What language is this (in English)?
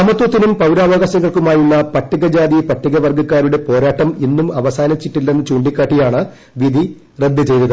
Malayalam